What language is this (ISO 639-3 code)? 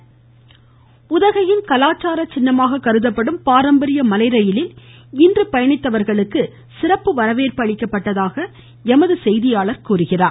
tam